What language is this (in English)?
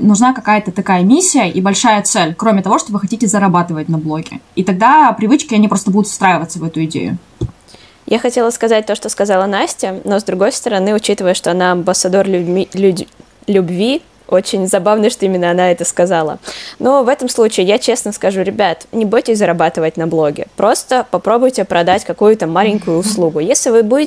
Russian